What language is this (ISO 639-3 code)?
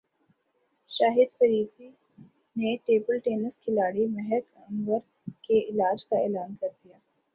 urd